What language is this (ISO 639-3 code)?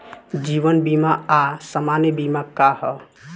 bho